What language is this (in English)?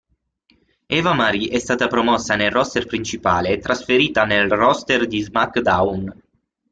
Italian